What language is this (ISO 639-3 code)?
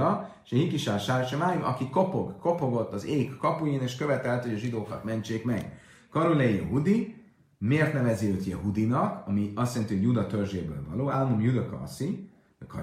hun